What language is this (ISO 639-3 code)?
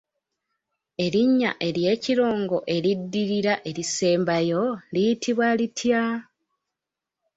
lug